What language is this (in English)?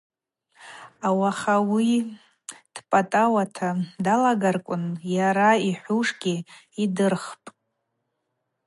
Abaza